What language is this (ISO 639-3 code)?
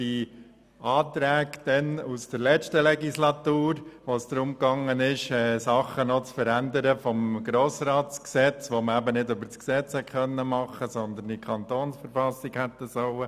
gsw